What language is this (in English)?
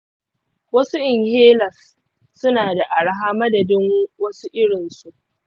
Hausa